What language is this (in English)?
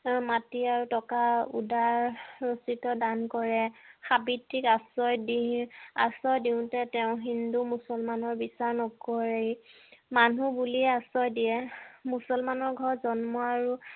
Assamese